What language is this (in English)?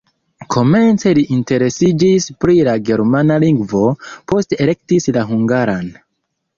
Esperanto